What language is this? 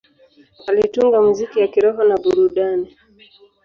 Swahili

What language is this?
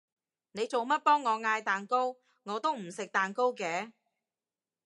Cantonese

